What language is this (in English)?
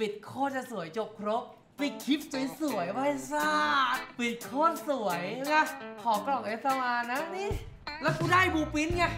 Thai